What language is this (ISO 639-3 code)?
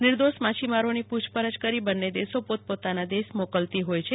guj